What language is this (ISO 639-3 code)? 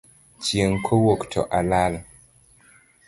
luo